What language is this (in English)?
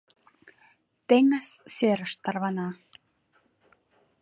Mari